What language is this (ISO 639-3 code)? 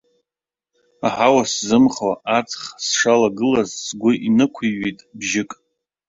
abk